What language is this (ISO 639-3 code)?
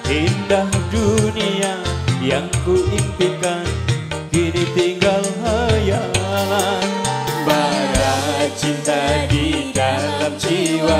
ind